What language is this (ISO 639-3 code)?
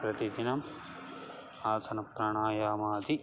san